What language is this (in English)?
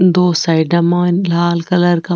Rajasthani